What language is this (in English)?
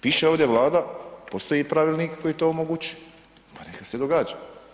Croatian